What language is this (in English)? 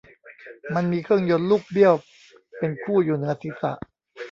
Thai